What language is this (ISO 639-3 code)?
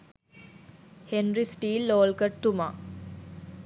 sin